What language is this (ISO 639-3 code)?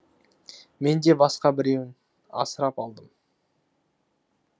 kaz